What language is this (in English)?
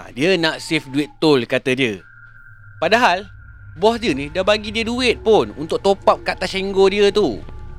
Malay